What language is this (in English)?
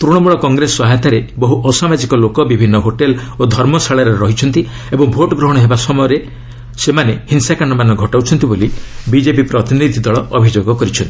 Odia